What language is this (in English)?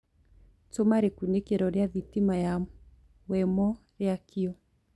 Kikuyu